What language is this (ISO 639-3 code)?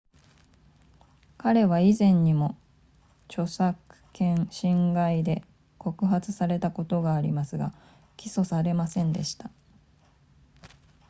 jpn